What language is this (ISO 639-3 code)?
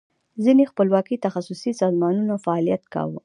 pus